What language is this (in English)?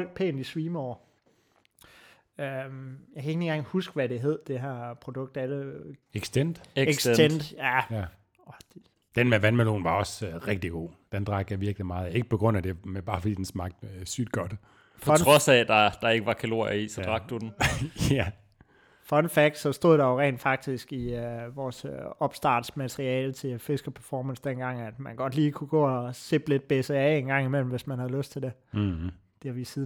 Danish